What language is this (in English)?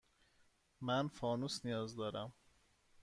Persian